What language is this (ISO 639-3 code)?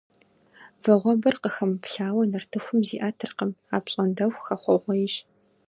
kbd